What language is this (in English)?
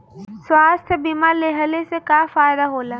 Bhojpuri